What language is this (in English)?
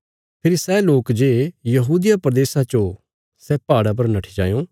Bilaspuri